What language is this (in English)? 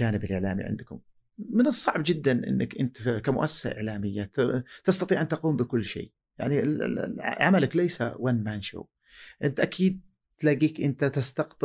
Arabic